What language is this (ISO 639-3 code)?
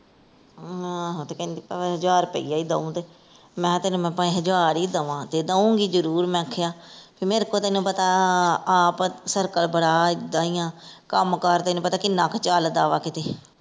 pan